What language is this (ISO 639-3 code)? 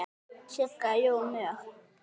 isl